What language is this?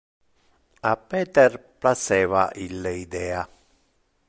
Interlingua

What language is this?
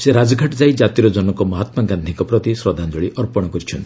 Odia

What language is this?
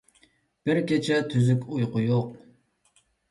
Uyghur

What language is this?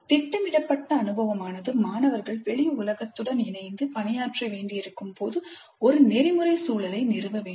Tamil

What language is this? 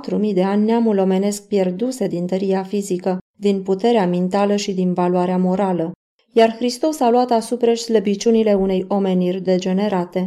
Romanian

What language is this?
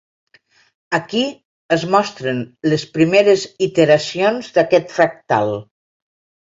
Catalan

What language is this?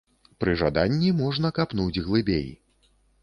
Belarusian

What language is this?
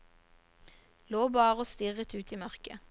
Norwegian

